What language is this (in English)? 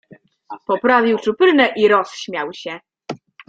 Polish